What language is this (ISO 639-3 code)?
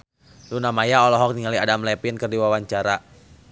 sun